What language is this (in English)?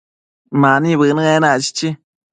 Matsés